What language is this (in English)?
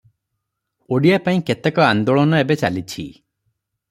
Odia